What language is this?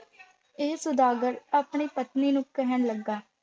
Punjabi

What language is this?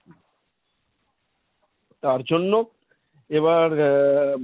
Bangla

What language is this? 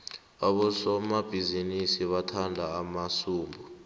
South Ndebele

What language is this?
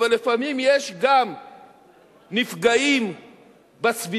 Hebrew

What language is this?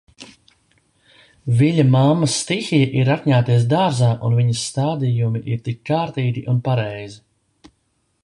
Latvian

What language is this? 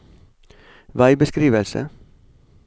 Norwegian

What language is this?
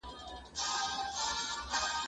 Pashto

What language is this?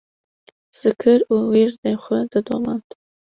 Kurdish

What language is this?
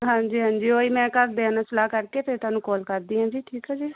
Punjabi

